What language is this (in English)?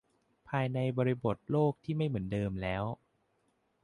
Thai